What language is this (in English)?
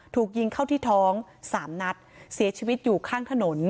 Thai